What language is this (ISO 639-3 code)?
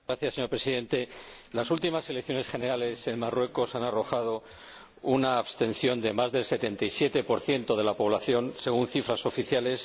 spa